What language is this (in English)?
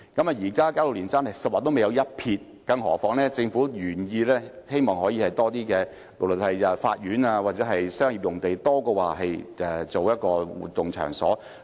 Cantonese